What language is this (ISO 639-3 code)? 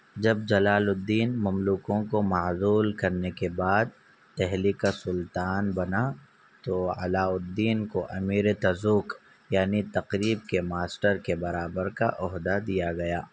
urd